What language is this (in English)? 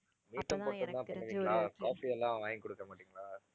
Tamil